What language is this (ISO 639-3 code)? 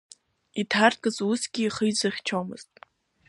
abk